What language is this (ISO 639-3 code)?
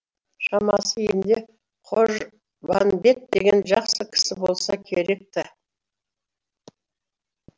kaz